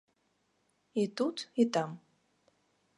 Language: Belarusian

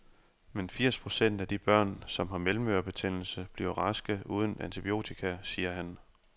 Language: Danish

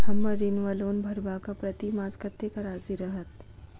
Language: Maithili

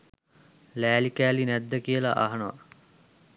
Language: Sinhala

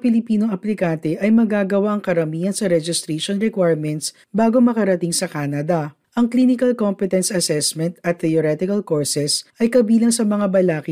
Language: Filipino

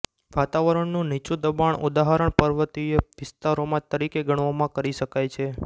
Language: Gujarati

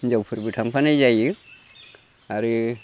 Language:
Bodo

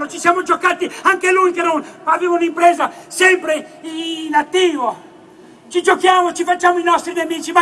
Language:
Italian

